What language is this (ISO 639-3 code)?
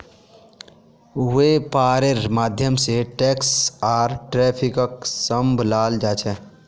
mag